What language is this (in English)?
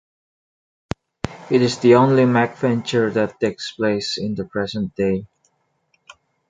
English